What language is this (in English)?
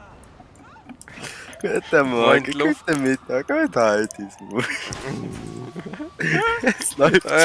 German